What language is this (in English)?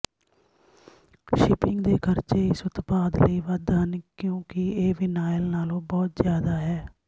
Punjabi